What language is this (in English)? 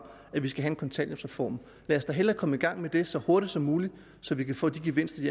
Danish